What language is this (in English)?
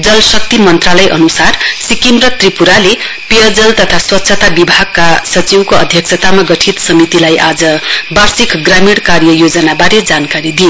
Nepali